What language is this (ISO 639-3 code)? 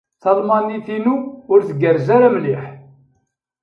kab